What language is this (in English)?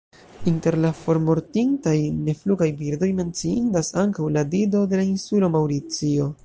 Esperanto